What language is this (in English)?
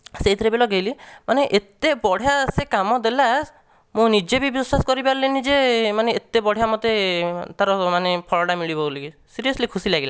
Odia